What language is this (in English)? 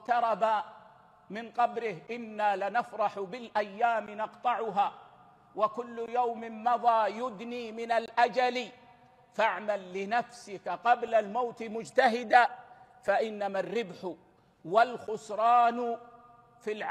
Arabic